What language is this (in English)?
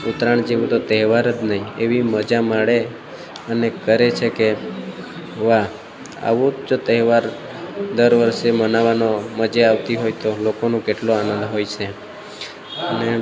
Gujarati